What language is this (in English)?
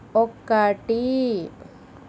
Telugu